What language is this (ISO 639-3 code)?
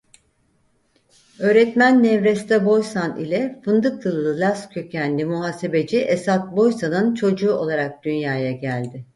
tur